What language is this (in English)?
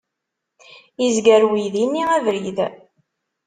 Kabyle